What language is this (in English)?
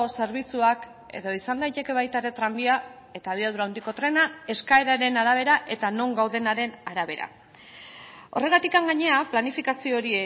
Basque